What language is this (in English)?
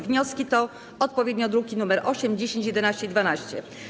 Polish